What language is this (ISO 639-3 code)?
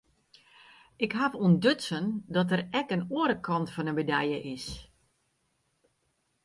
fry